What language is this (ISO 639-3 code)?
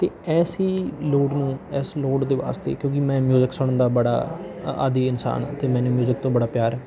pan